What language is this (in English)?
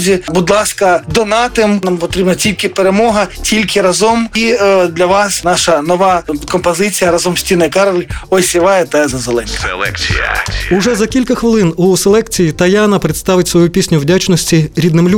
Ukrainian